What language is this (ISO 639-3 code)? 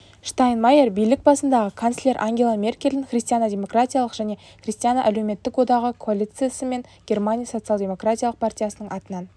kaz